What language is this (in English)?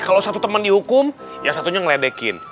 Indonesian